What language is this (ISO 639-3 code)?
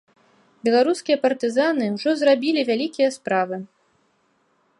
bel